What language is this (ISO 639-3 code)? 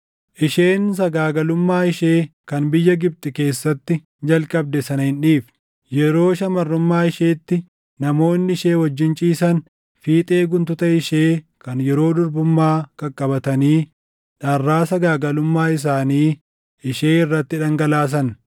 orm